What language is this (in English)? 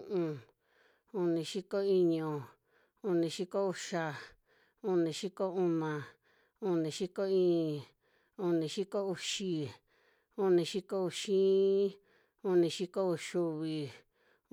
Western Juxtlahuaca Mixtec